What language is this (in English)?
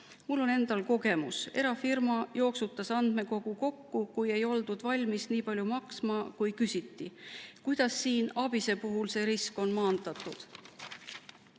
Estonian